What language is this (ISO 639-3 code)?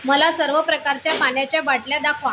mar